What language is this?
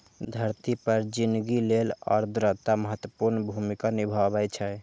Maithili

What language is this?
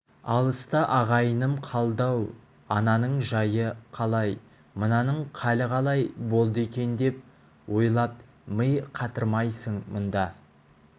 Kazakh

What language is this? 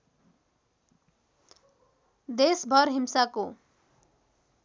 Nepali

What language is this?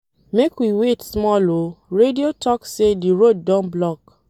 Nigerian Pidgin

